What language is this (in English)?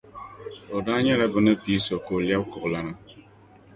Dagbani